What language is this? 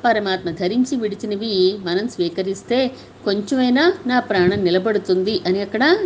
Telugu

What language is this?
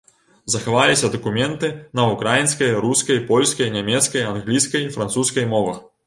Belarusian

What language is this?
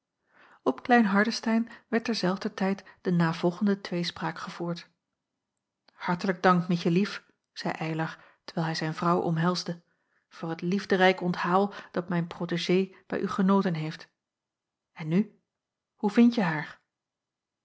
Dutch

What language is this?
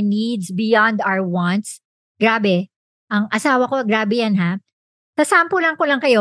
Filipino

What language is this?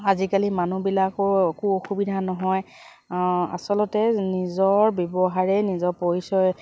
Assamese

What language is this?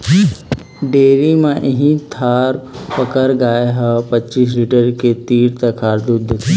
Chhattisgarhi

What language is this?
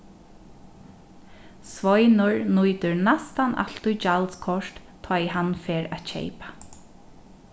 Faroese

